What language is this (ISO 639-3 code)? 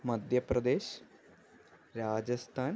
mal